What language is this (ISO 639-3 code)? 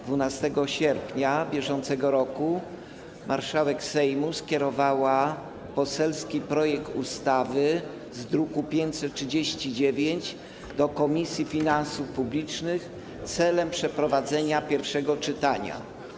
pol